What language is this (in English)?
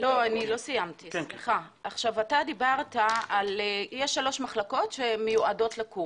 Hebrew